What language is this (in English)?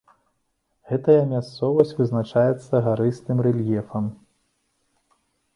Belarusian